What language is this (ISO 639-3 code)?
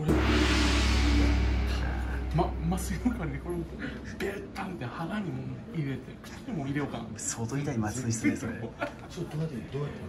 jpn